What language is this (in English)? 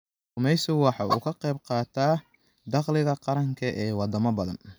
Somali